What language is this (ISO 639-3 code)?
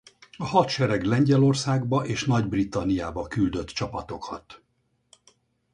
hun